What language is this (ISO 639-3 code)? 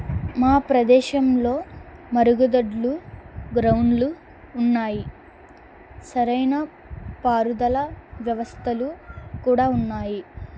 tel